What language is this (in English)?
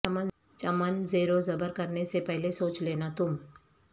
Urdu